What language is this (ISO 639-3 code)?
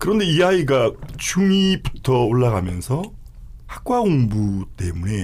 kor